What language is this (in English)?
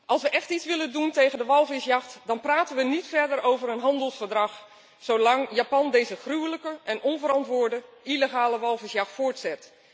Dutch